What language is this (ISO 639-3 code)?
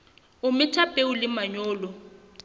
sot